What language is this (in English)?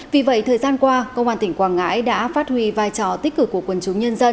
Vietnamese